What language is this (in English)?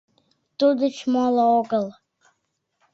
Mari